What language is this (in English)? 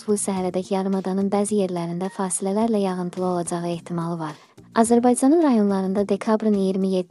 Turkish